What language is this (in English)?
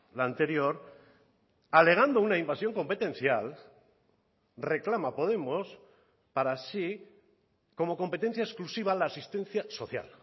Spanish